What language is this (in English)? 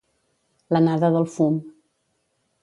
Catalan